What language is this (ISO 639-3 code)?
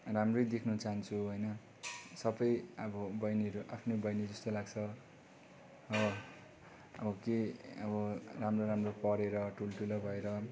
nep